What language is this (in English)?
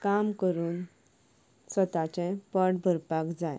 Konkani